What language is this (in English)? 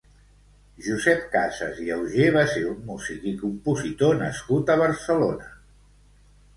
Catalan